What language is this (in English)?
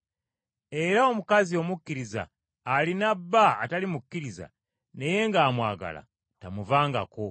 Ganda